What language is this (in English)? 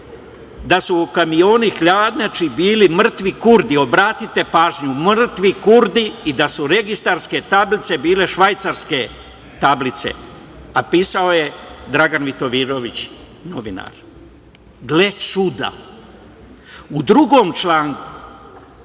Serbian